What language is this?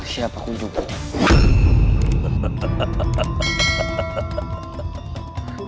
Indonesian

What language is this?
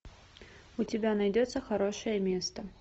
Russian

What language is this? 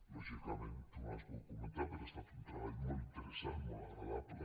Catalan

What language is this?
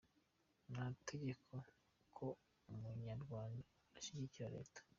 Kinyarwanda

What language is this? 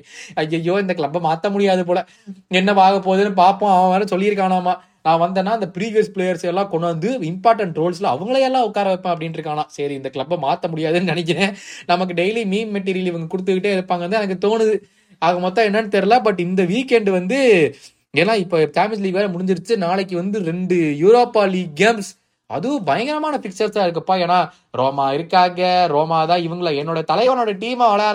Tamil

